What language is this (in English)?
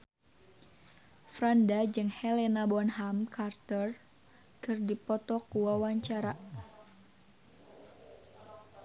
Sundanese